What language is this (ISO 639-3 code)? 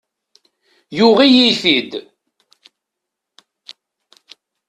kab